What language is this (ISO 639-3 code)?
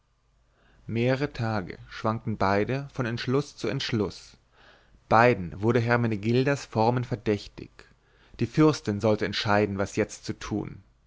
deu